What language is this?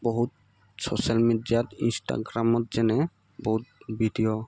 Assamese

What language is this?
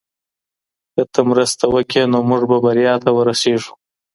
Pashto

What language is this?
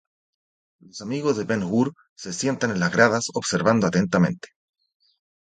Spanish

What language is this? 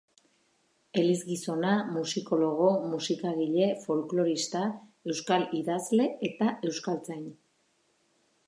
Basque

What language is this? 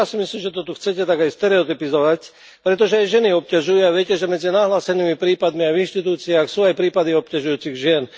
Slovak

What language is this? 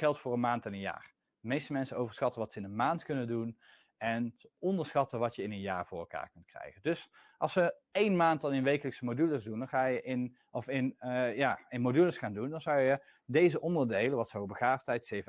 Dutch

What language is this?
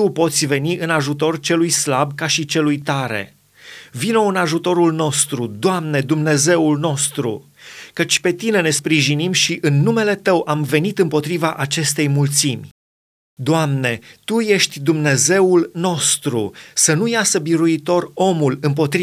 Romanian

